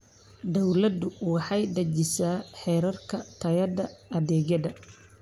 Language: Somali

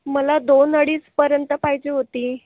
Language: Marathi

